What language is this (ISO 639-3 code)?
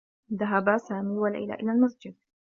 ara